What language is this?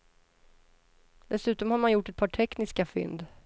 Swedish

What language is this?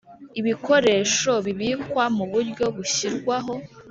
Kinyarwanda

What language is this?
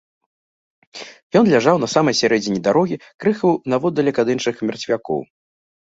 Belarusian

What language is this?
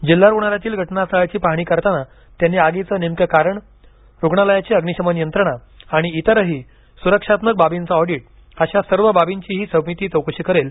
Marathi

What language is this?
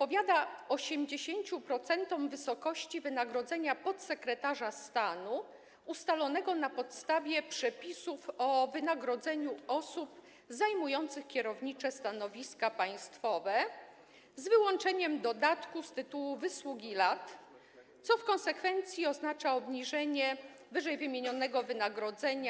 Polish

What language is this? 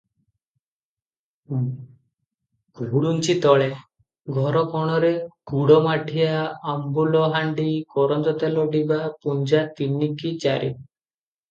Odia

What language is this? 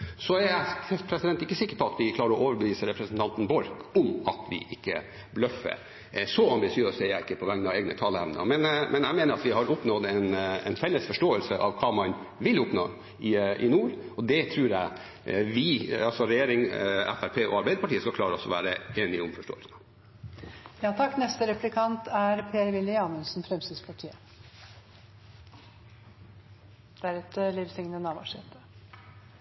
Norwegian Bokmål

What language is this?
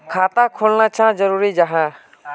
Magahi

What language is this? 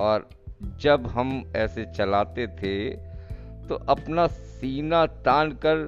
Hindi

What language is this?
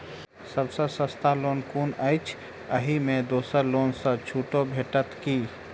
Maithili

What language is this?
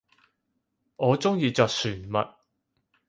Cantonese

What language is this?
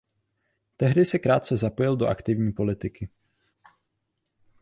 Czech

